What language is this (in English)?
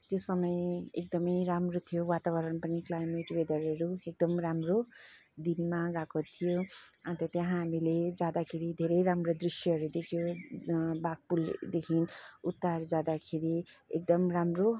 Nepali